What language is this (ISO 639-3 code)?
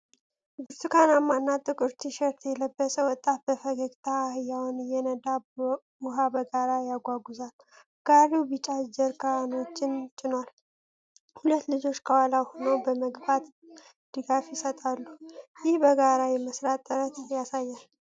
amh